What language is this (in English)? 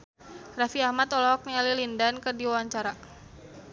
Sundanese